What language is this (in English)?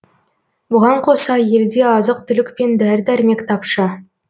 Kazakh